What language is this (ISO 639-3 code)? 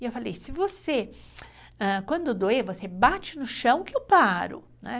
por